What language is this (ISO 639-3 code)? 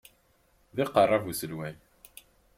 kab